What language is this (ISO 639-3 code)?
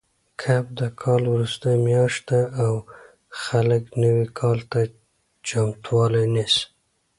pus